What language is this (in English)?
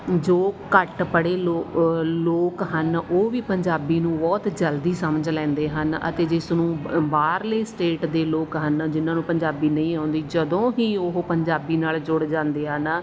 Punjabi